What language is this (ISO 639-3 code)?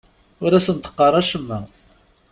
kab